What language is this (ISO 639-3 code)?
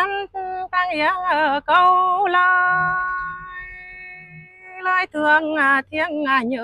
vie